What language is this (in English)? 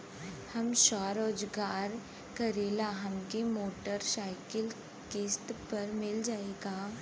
Bhojpuri